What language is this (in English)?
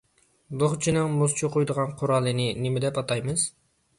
Uyghur